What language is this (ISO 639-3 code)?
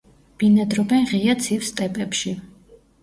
kat